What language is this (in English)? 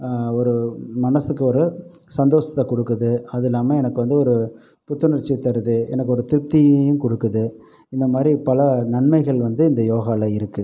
Tamil